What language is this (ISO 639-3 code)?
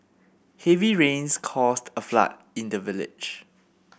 eng